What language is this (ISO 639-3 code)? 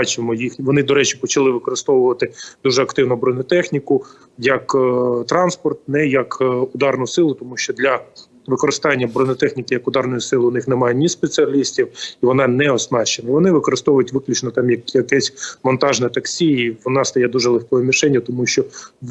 ukr